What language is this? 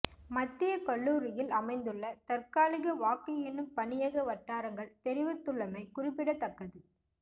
Tamil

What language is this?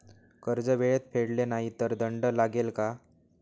Marathi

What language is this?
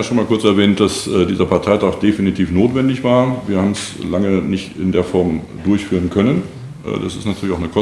German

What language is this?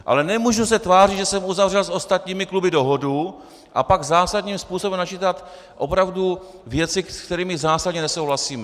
Czech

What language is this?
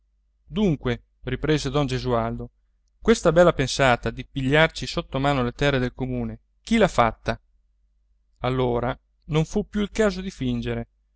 Italian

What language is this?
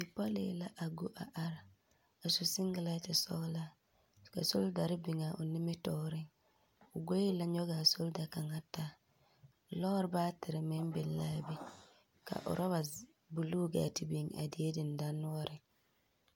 Southern Dagaare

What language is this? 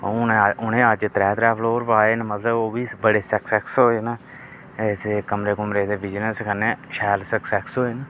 Dogri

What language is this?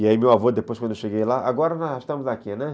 Portuguese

